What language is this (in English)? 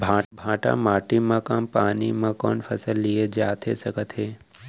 Chhattisgarhi